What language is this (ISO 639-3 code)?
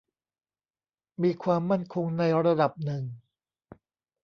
tha